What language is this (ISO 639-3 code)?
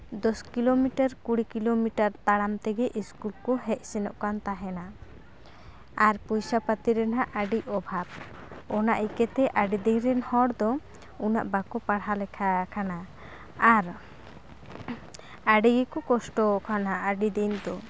sat